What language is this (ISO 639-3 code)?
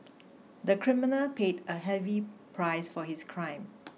eng